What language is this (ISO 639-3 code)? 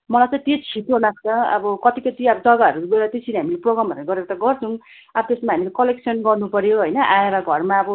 nep